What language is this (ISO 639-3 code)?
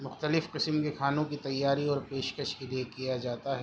urd